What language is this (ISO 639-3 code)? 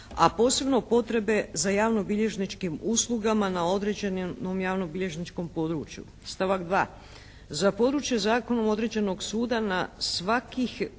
hrv